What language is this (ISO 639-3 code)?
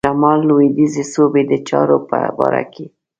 pus